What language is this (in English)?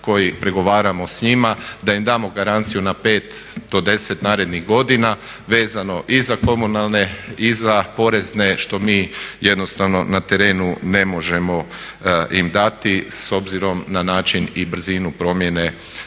Croatian